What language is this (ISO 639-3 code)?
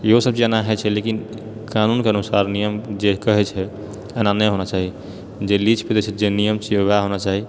mai